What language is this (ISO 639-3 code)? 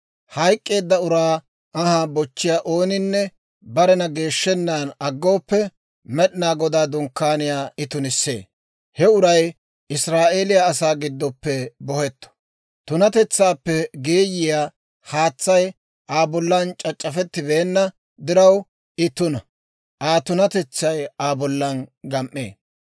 dwr